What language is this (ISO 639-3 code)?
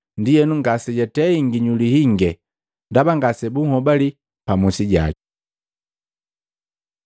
mgv